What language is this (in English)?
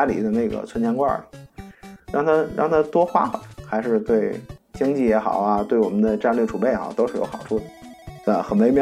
Chinese